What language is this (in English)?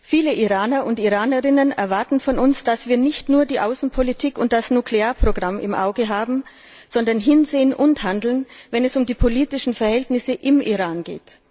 German